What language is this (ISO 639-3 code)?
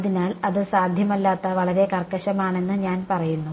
mal